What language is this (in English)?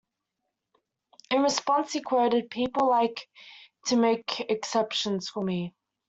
English